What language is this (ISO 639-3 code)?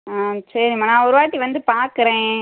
tam